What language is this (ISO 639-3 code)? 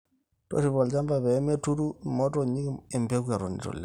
mas